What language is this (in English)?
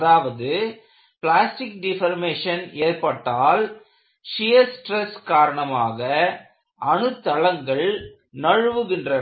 Tamil